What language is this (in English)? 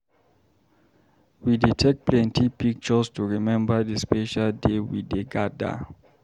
Nigerian Pidgin